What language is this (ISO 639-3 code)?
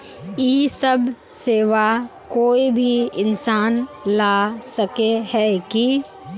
mag